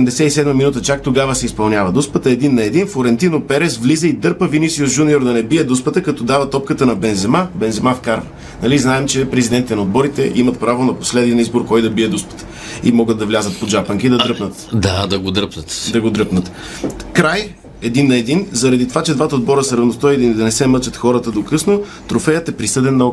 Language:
Bulgarian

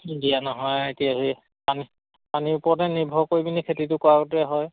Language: Assamese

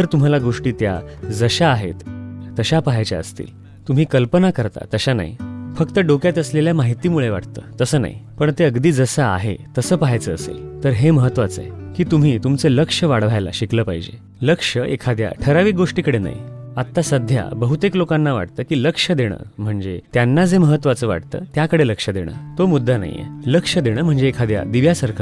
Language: Marathi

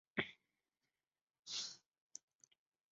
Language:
Chinese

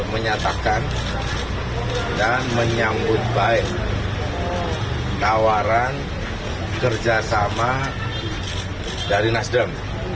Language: Indonesian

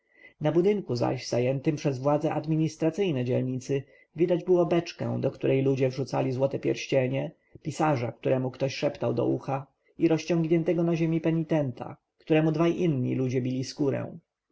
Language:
Polish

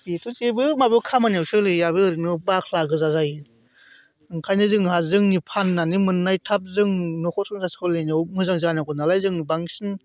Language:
Bodo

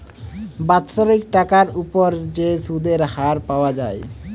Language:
Bangla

